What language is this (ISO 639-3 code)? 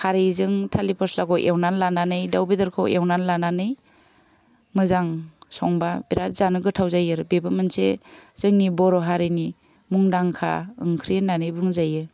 brx